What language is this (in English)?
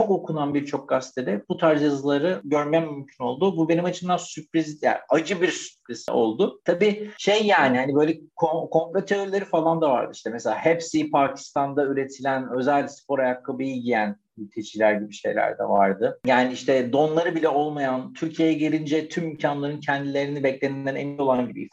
Turkish